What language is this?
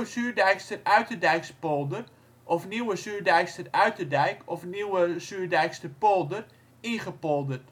Dutch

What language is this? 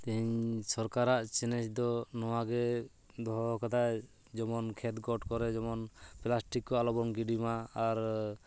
Santali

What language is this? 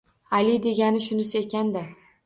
Uzbek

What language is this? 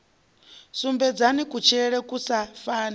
Venda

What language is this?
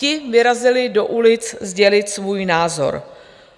Czech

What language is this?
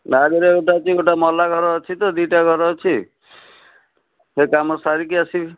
Odia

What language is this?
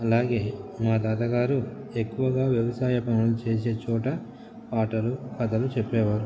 Telugu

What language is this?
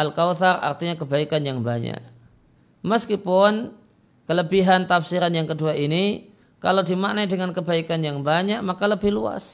Indonesian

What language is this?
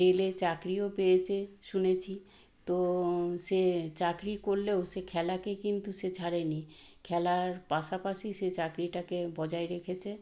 Bangla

